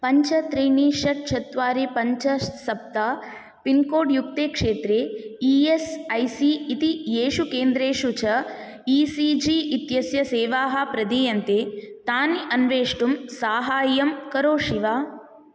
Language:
Sanskrit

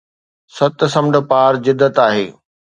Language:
Sindhi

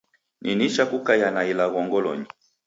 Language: Taita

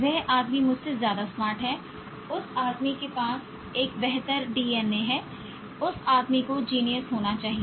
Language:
Hindi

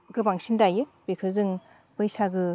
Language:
Bodo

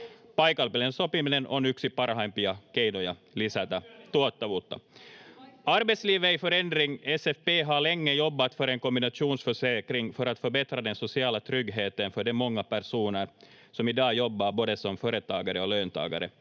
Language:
Finnish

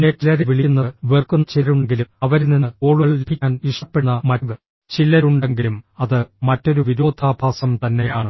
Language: Malayalam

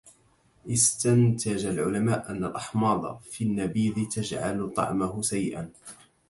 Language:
Arabic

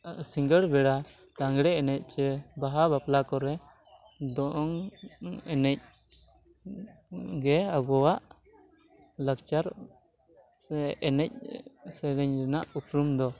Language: Santali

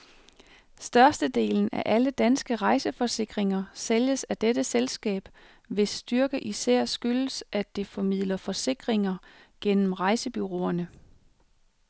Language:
Danish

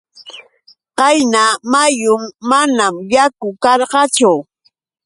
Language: Yauyos Quechua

